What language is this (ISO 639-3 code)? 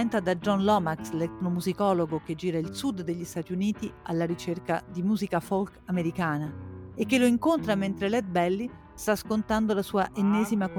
ita